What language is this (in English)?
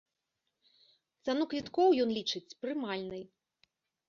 Belarusian